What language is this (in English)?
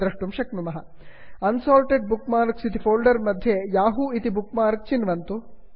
Sanskrit